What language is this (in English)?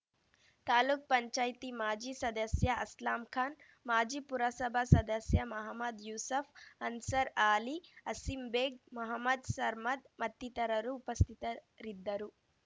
Kannada